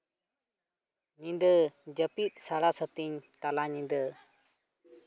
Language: Santali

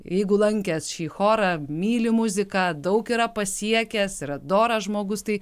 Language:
Lithuanian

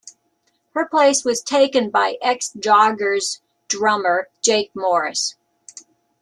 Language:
English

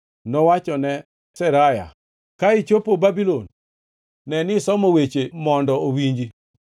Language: Luo (Kenya and Tanzania)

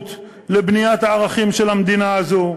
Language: Hebrew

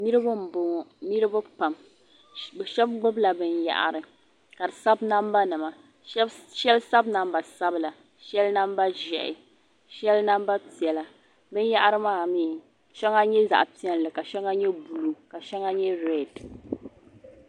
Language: Dagbani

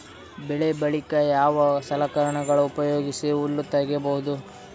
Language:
Kannada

